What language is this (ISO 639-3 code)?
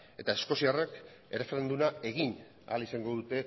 eus